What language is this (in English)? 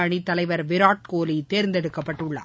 Tamil